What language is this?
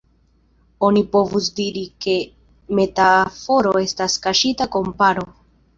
Esperanto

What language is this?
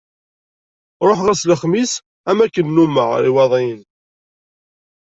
Kabyle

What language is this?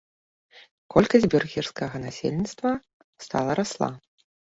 Belarusian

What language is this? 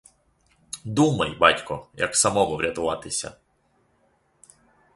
Ukrainian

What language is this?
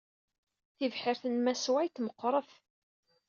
Kabyle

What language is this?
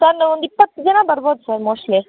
Kannada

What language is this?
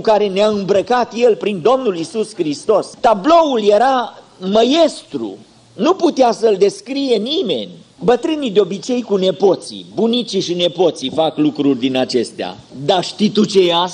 Romanian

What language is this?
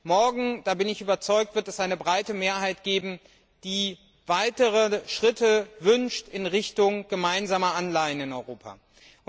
German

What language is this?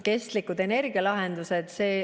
Estonian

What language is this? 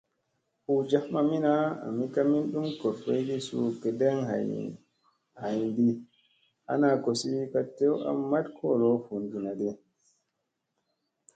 Musey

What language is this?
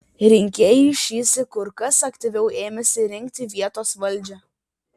Lithuanian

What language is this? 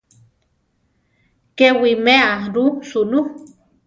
Central Tarahumara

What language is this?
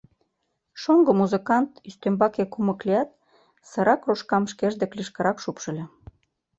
Mari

